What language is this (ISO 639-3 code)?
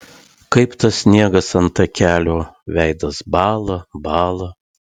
lit